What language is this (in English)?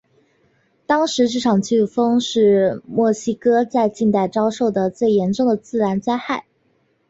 Chinese